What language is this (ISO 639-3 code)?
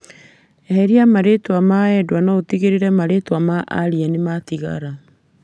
kik